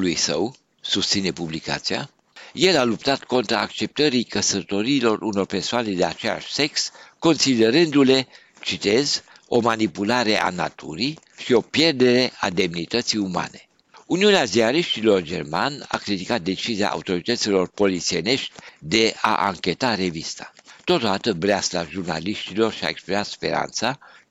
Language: Romanian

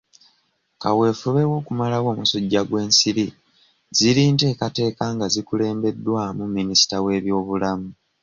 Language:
Ganda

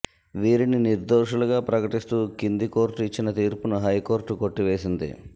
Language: Telugu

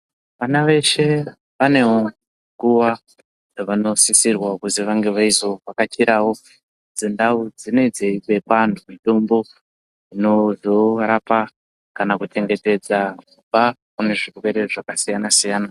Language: Ndau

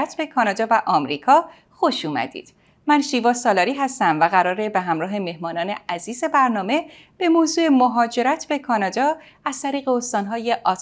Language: Persian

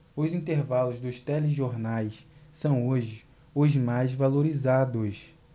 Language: Portuguese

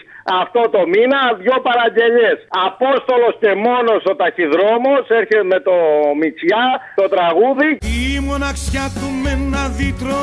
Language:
Greek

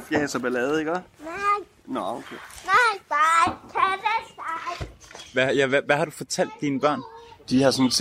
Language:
Danish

